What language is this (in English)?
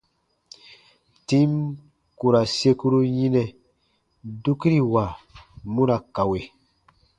Baatonum